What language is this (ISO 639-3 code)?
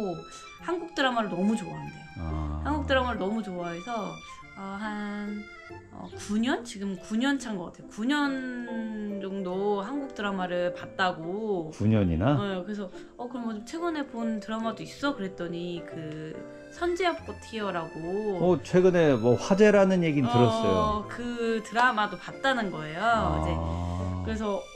kor